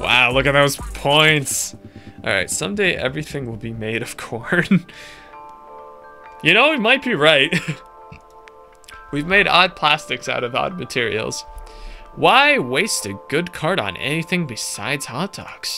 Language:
English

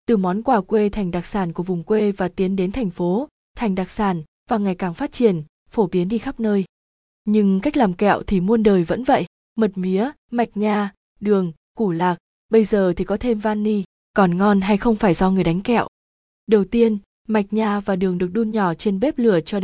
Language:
Vietnamese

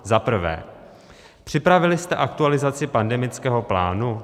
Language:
Czech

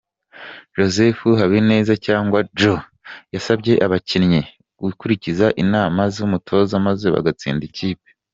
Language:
Kinyarwanda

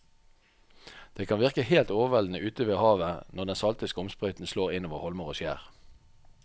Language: Norwegian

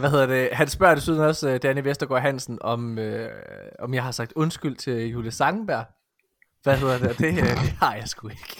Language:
Danish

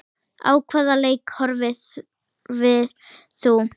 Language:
Icelandic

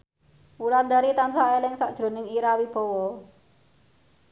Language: Javanese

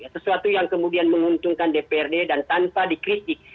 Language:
Indonesian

